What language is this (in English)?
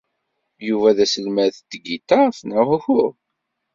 Kabyle